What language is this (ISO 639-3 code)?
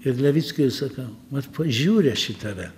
lit